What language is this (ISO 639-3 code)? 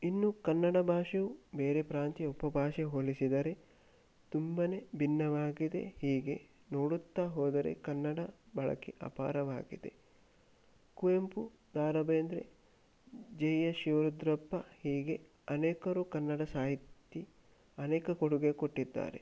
kan